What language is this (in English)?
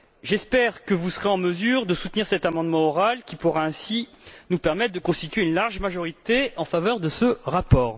French